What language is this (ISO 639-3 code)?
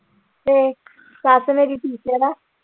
pan